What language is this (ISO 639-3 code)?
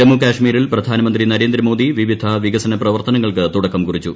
mal